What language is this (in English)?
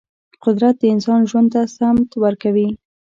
Pashto